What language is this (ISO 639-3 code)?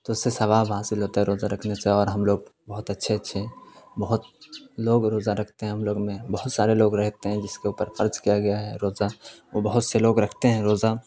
urd